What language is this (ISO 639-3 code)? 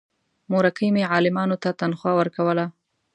pus